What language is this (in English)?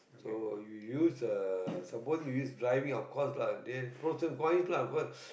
English